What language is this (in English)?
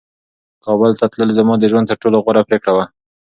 Pashto